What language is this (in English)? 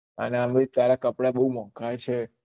Gujarati